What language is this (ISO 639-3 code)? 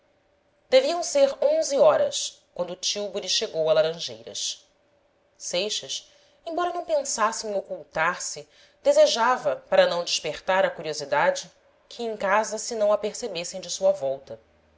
por